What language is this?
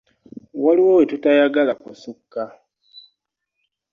Ganda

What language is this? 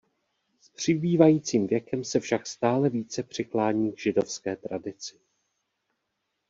Czech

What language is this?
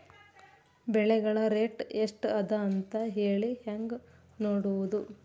Kannada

